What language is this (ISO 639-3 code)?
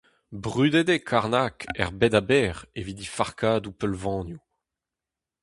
bre